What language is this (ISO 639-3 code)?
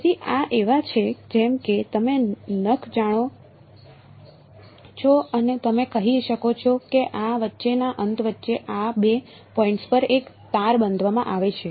guj